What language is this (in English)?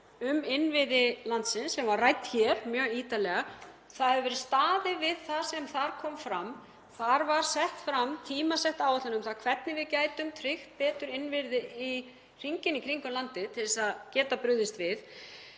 Icelandic